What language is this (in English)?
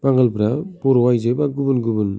Bodo